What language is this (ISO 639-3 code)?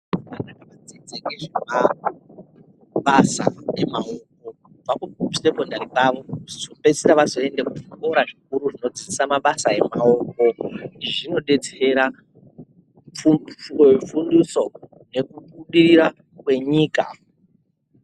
ndc